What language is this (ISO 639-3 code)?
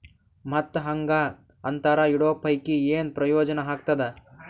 kan